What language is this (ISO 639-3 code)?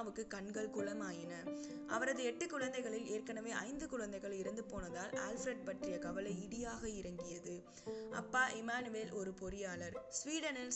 tam